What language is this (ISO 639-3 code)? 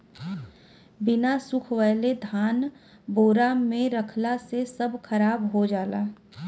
bho